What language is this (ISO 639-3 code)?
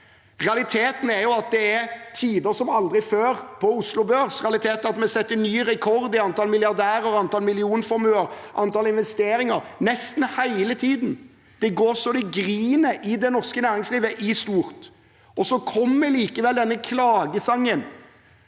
nor